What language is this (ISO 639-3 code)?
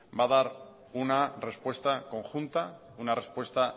spa